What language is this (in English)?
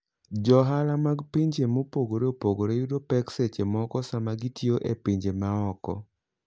Luo (Kenya and Tanzania)